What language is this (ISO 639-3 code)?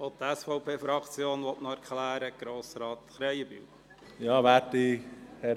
gsw